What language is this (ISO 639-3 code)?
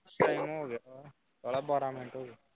pan